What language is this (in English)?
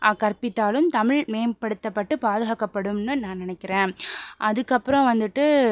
Tamil